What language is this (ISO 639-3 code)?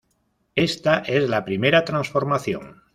spa